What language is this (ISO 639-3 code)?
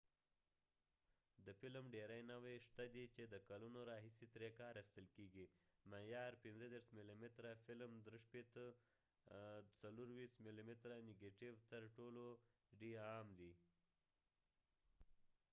pus